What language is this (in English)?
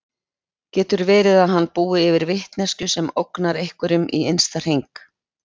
Icelandic